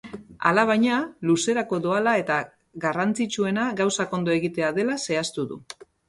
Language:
Basque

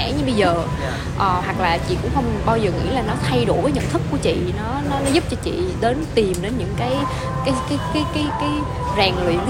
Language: Vietnamese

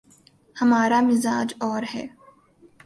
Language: Urdu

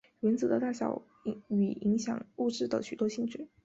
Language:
Chinese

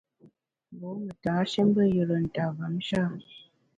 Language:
Bamun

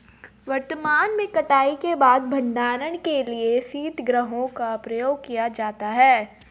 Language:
Hindi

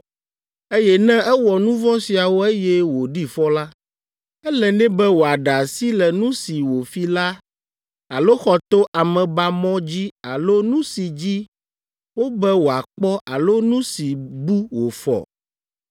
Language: Ewe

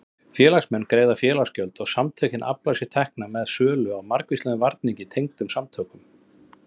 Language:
Icelandic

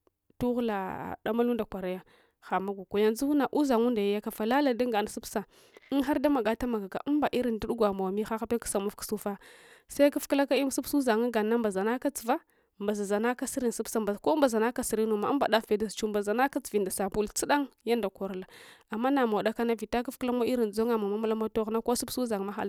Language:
Hwana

